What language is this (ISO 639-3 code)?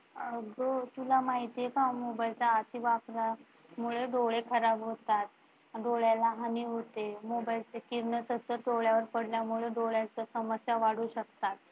mar